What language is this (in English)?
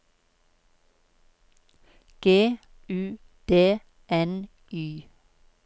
Norwegian